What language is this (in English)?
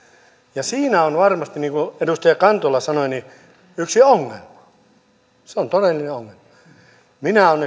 Finnish